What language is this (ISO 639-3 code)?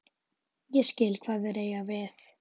isl